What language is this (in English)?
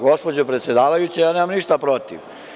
Serbian